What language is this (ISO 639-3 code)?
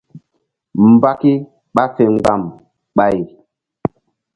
mdd